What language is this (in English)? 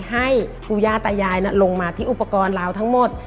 Thai